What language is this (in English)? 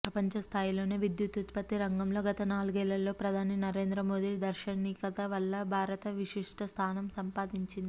Telugu